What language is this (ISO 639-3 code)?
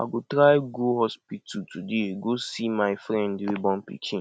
pcm